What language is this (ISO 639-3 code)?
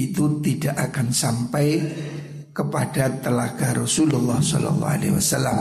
ind